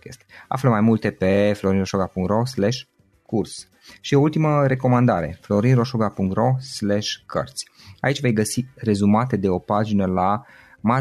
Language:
Romanian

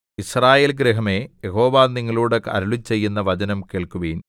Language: Malayalam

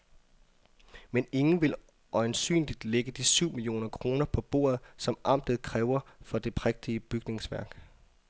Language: Danish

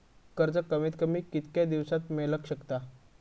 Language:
Marathi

